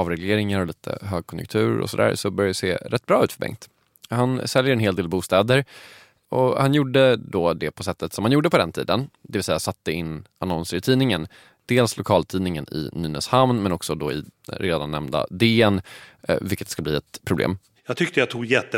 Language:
Swedish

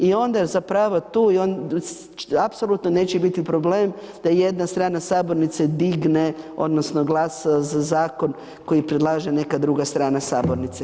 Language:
Croatian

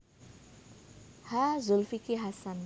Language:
Javanese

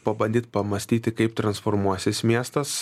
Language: Lithuanian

